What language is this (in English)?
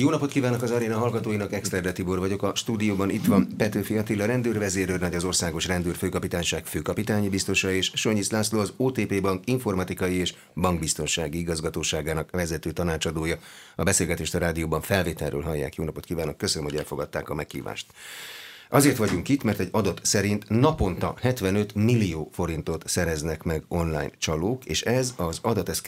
Hungarian